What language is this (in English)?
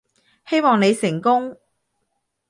Cantonese